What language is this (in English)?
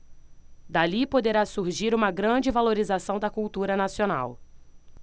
Portuguese